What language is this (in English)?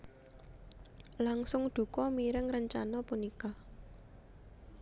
Javanese